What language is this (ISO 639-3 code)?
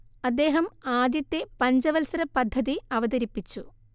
mal